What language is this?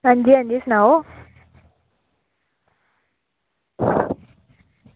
Dogri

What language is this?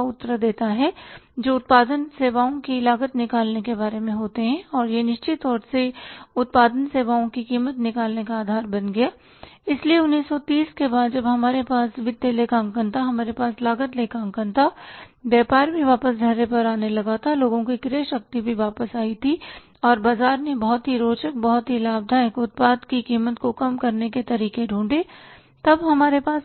Hindi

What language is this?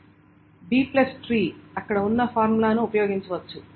Telugu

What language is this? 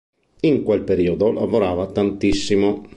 Italian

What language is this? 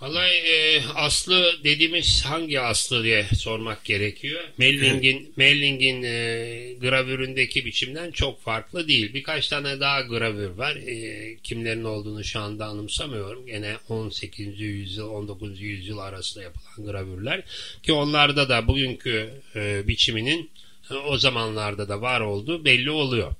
Turkish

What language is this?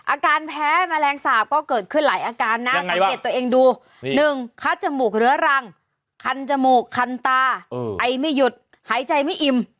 Thai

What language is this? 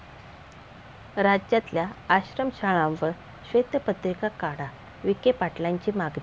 Marathi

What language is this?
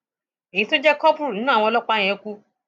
Yoruba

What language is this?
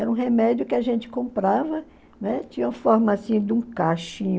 Portuguese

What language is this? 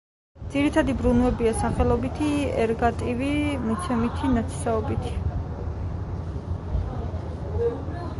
Georgian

